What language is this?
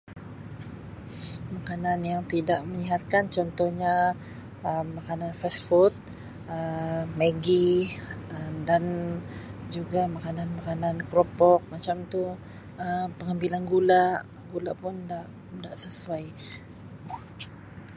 Sabah Malay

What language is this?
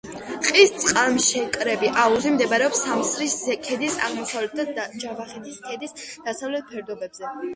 Georgian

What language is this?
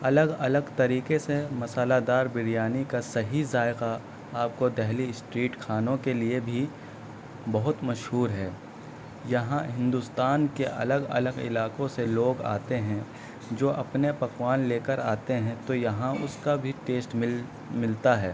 Urdu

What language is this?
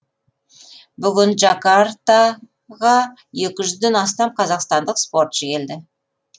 Kazakh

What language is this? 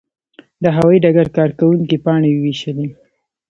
Pashto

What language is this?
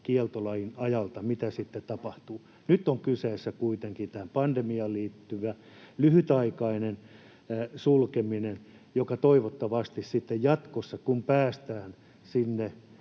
Finnish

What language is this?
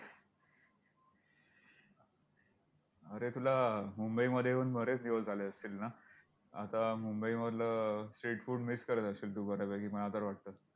Marathi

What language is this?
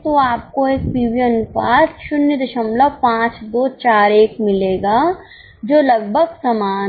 Hindi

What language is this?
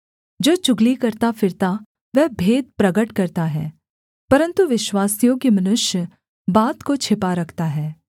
Hindi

